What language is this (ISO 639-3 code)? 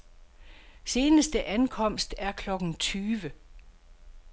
dan